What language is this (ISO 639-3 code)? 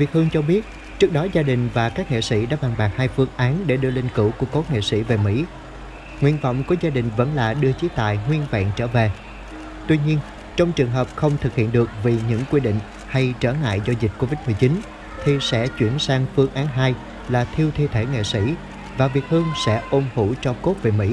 vie